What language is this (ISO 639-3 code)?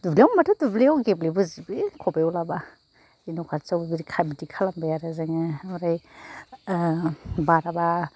brx